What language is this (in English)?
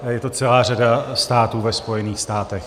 Czech